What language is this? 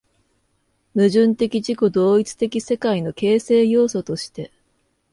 Japanese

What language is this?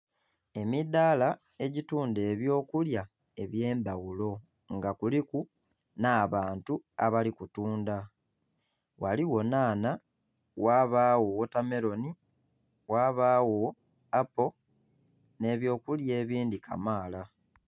Soga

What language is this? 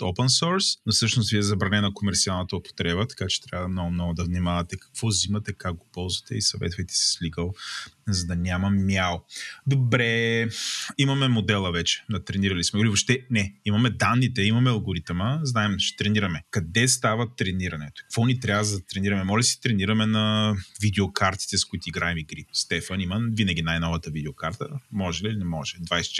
Bulgarian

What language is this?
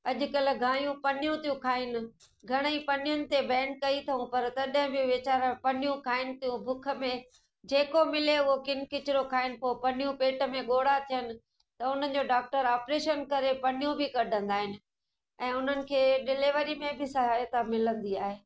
Sindhi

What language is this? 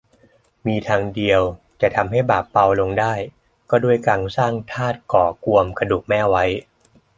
Thai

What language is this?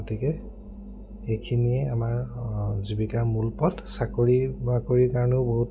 Assamese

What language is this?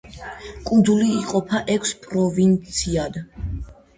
Georgian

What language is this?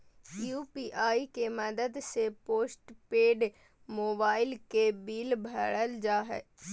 Magahi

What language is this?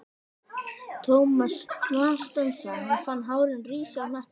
Icelandic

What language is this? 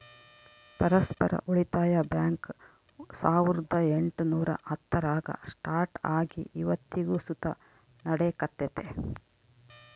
Kannada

